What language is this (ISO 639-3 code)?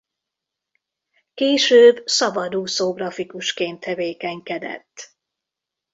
hun